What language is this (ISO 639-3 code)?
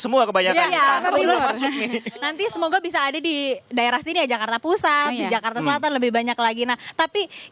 ind